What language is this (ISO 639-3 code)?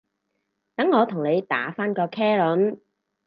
yue